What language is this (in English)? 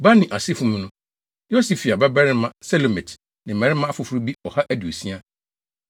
Akan